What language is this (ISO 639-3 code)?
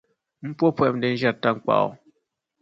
dag